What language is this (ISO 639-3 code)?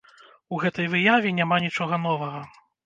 bel